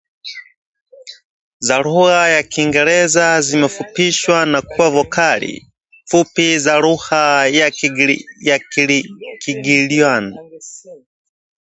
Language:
Swahili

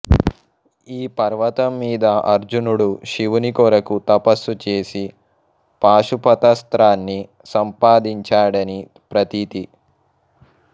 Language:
Telugu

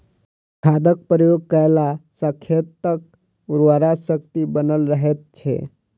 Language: Maithili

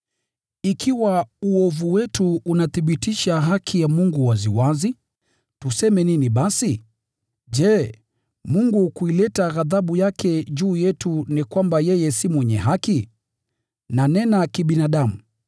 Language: Swahili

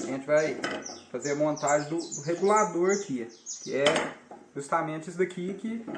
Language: Portuguese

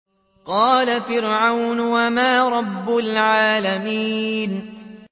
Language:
Arabic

